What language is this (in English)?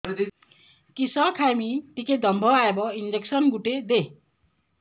Odia